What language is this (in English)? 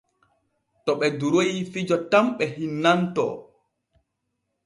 Borgu Fulfulde